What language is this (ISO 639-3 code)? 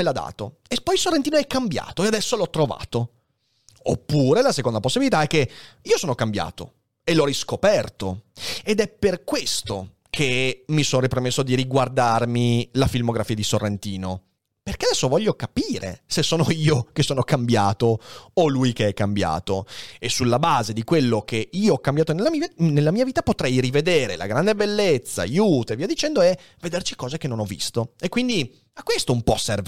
ita